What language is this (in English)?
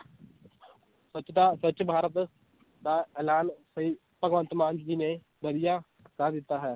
Punjabi